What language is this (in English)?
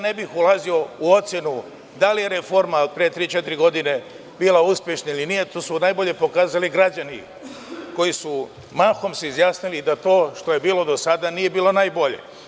Serbian